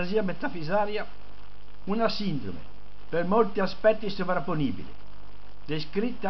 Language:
Italian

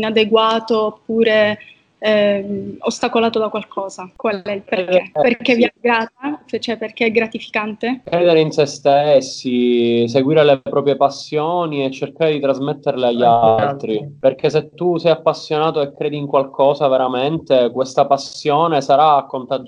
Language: Italian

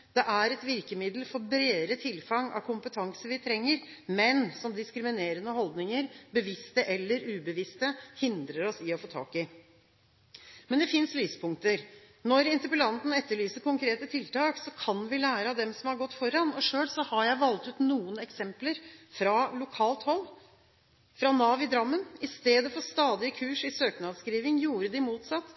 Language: Norwegian Bokmål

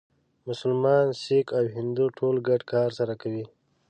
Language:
Pashto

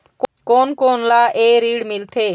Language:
Chhattisgarhi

